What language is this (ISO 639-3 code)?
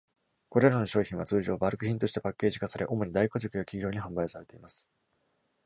jpn